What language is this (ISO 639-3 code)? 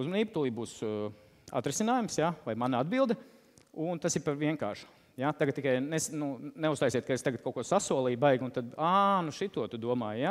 lav